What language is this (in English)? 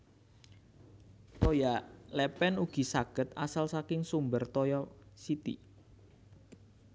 Javanese